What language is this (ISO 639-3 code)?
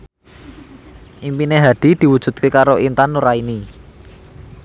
jav